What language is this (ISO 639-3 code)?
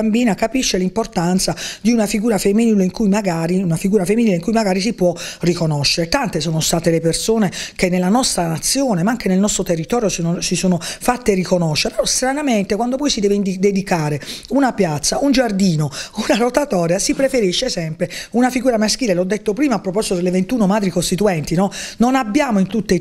ita